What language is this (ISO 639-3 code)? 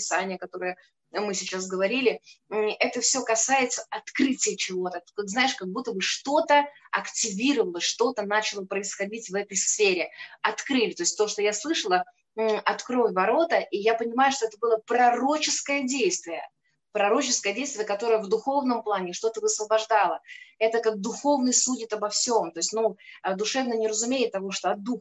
rus